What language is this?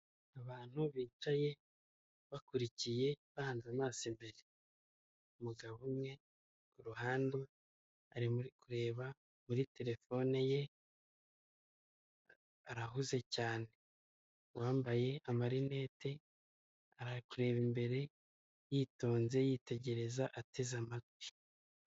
Kinyarwanda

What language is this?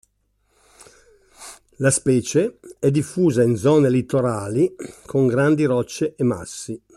Italian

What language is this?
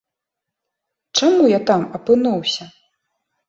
Belarusian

